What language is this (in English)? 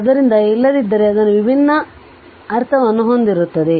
Kannada